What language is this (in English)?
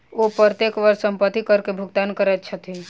Maithili